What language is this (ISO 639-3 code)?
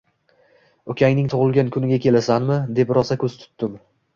uzb